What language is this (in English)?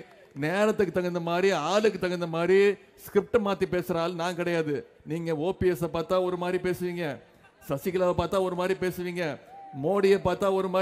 Tamil